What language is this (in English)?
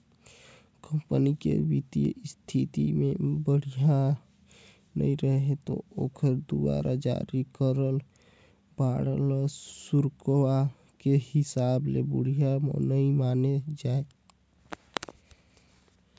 Chhattisgarhi